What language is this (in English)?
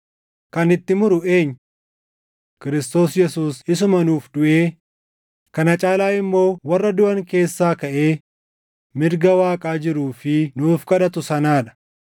Oromo